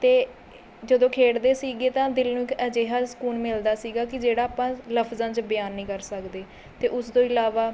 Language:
Punjabi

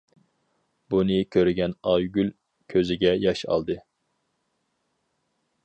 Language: Uyghur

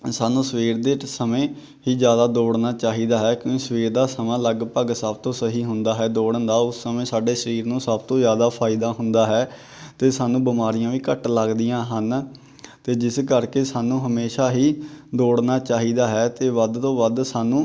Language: Punjabi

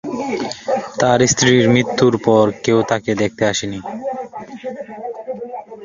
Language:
Bangla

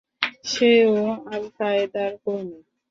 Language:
Bangla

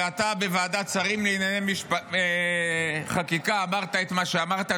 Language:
Hebrew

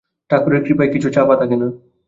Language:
Bangla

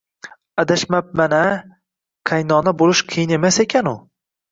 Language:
Uzbek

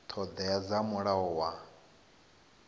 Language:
Venda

